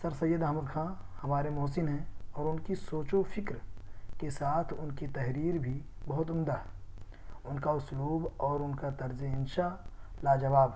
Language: Urdu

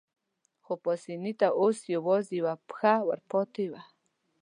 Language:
Pashto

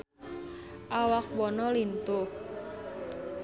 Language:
Sundanese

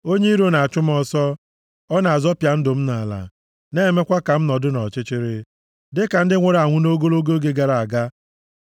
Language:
Igbo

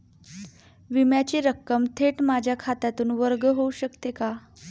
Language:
Marathi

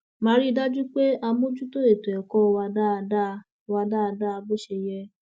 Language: Yoruba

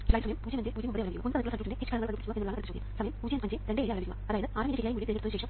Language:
Malayalam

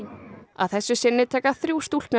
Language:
Icelandic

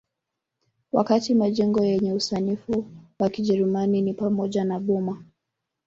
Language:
Swahili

